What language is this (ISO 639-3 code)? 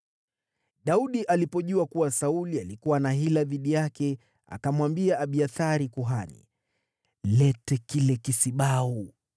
swa